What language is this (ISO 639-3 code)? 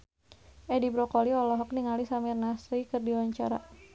sun